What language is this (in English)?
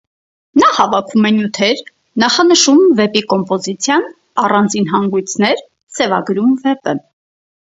Armenian